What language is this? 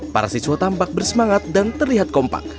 Indonesian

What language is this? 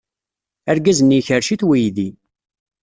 Kabyle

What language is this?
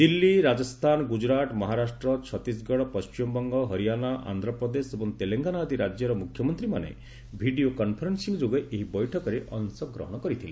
Odia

